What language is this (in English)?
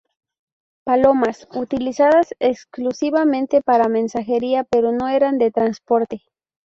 Spanish